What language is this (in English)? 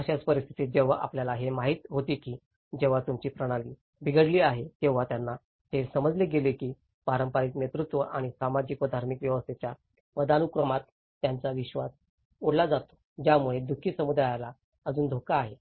Marathi